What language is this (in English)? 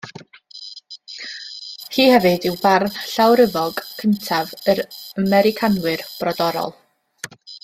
Welsh